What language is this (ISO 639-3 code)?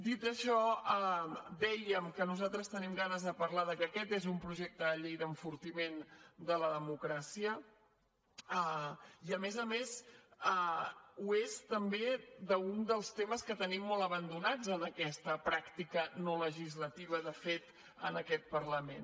cat